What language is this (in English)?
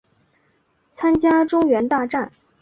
Chinese